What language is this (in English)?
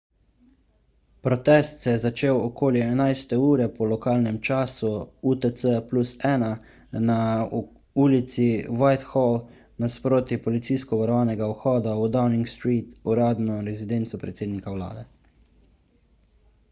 Slovenian